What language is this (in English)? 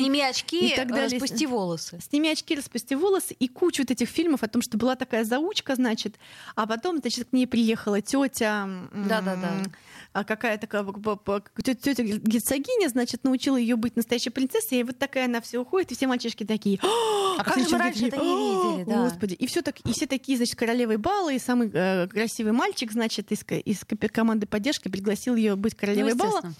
Russian